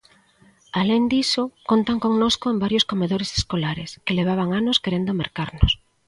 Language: Galician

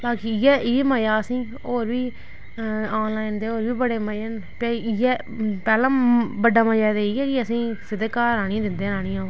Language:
Dogri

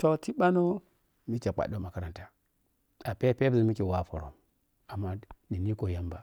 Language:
Piya-Kwonci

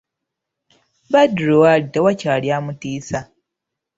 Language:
Ganda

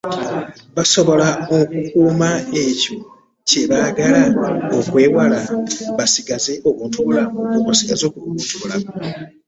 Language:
Ganda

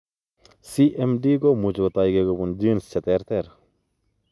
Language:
Kalenjin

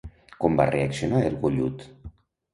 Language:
Catalan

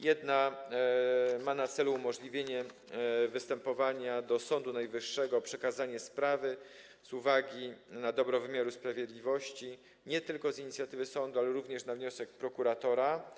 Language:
Polish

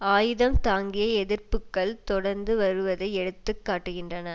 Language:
Tamil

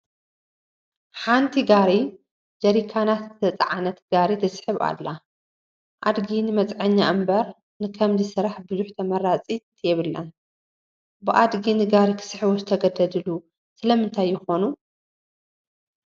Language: Tigrinya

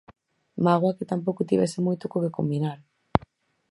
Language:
Galician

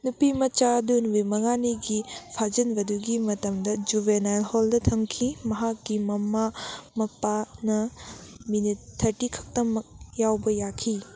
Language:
Manipuri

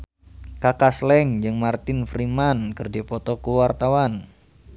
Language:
Sundanese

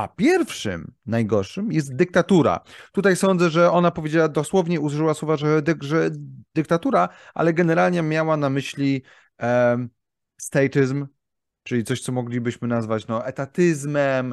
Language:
Polish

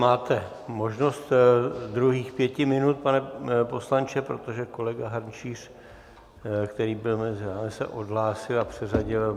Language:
Czech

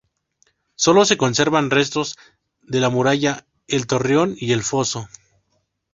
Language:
Spanish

